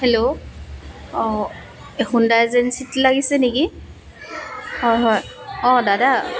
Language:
Assamese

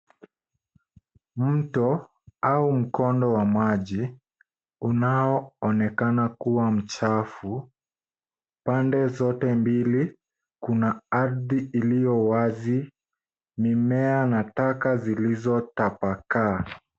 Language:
Swahili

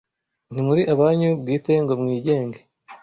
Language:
Kinyarwanda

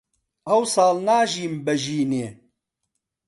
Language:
Central Kurdish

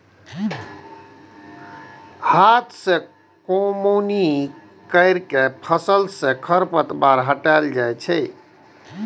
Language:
Maithili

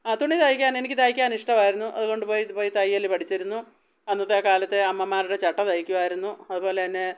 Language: Malayalam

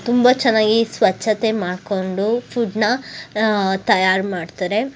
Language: Kannada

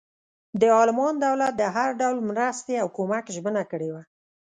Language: Pashto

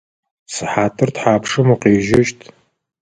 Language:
Adyghe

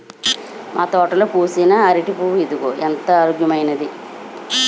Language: Telugu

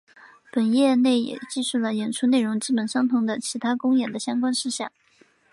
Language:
Chinese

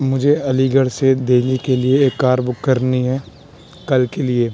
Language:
Urdu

